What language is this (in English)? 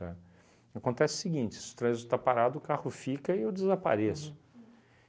Portuguese